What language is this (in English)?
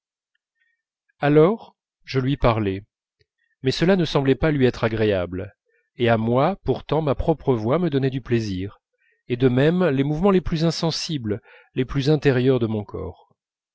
French